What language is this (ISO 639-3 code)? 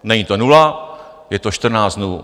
ces